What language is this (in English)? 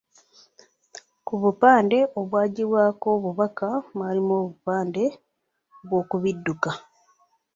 Ganda